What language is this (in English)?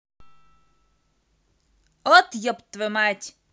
Russian